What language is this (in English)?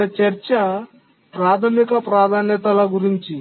Telugu